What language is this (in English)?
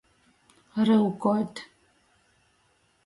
Latgalian